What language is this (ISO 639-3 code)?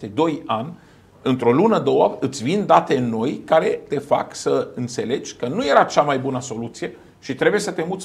ron